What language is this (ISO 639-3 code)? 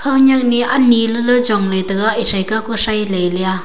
nnp